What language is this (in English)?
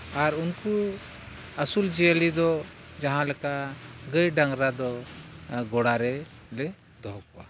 Santali